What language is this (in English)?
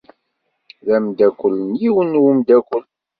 Kabyle